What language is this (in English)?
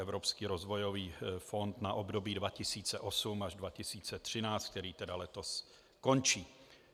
Czech